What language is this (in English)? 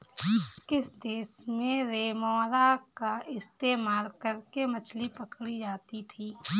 Hindi